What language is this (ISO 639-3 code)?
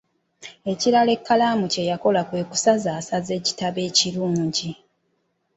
lug